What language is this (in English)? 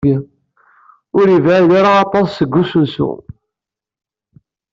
Kabyle